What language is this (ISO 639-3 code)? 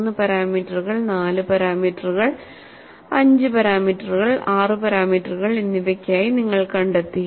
mal